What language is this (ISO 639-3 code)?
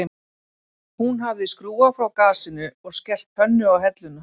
isl